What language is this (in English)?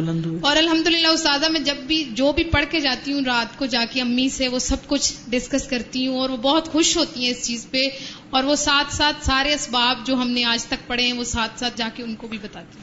Urdu